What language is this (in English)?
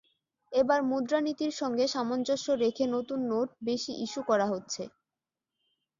Bangla